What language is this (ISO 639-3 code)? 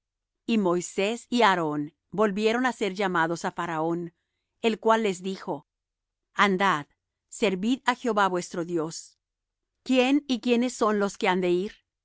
spa